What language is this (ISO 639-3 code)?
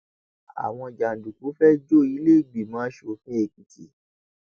yor